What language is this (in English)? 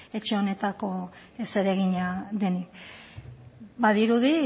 Basque